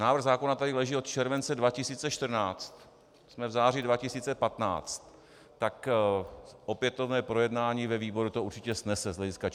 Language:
Czech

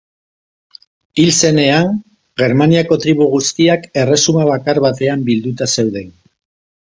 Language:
Basque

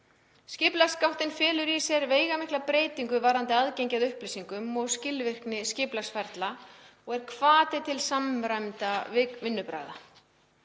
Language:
Icelandic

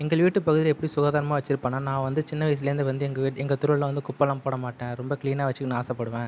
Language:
Tamil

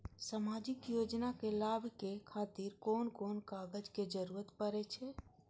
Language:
Maithili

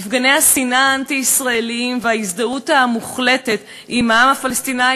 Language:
Hebrew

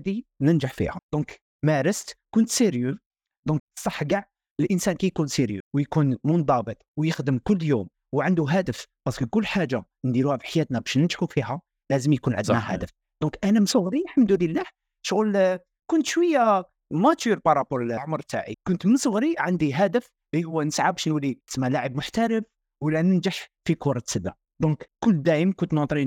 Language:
Arabic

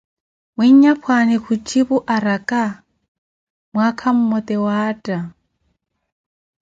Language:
Koti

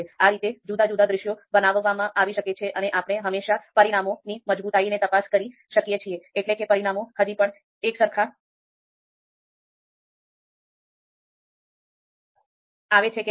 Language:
Gujarati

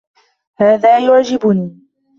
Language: Arabic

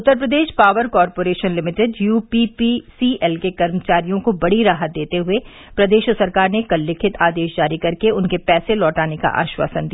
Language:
Hindi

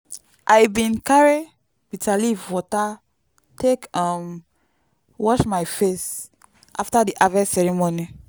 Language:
Nigerian Pidgin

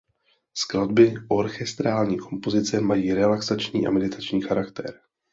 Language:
Czech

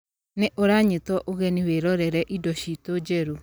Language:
Kikuyu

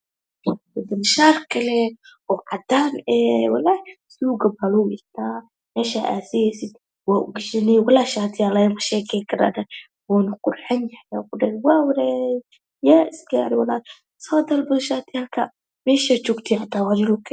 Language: Somali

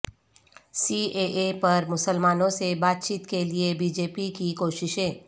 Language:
Urdu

